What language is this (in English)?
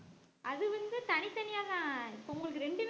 Tamil